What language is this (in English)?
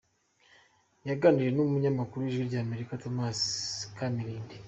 Kinyarwanda